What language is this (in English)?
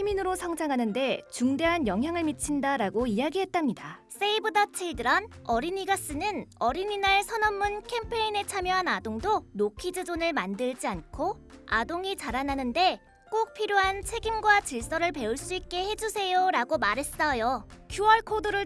Korean